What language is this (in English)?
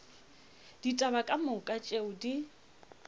Northern Sotho